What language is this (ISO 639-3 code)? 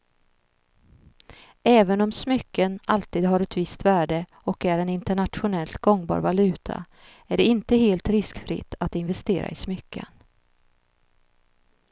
swe